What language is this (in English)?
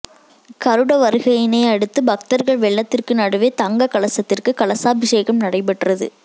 Tamil